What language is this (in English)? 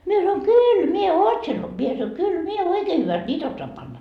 Finnish